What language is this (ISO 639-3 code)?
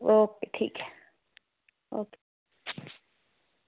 doi